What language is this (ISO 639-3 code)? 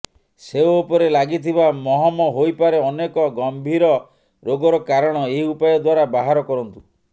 ori